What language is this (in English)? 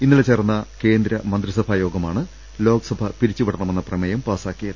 Malayalam